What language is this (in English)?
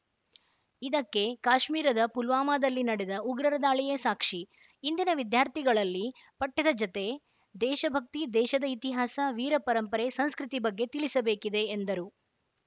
Kannada